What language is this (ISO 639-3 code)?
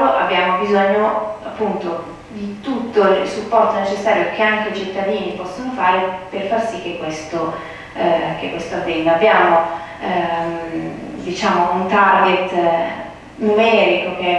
ita